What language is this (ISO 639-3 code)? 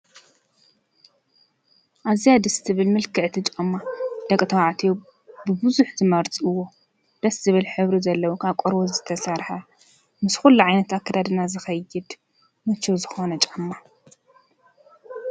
tir